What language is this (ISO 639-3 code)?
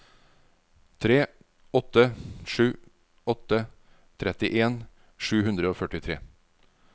nor